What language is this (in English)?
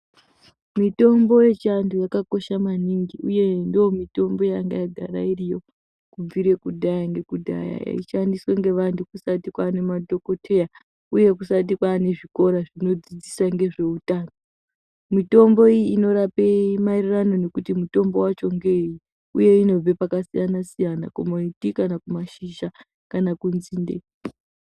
Ndau